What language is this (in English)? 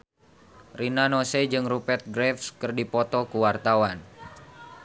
Sundanese